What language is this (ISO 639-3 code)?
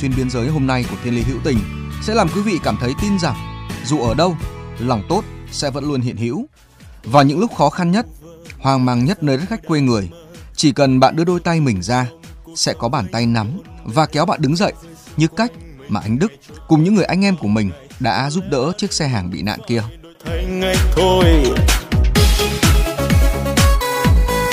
vie